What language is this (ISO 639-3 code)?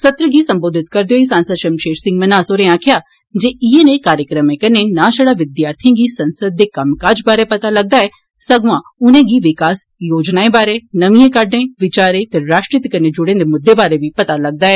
doi